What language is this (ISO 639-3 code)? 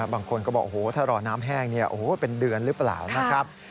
tha